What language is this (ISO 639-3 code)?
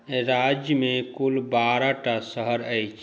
mai